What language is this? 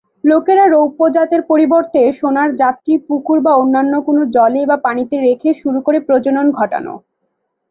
Bangla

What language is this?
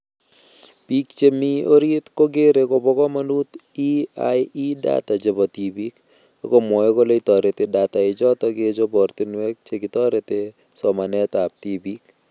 Kalenjin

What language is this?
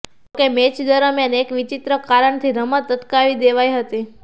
Gujarati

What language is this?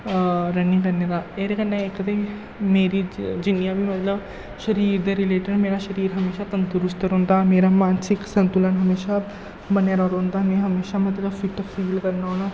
Dogri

